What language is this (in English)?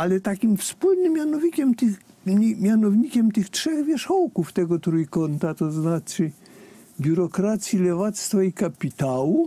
Polish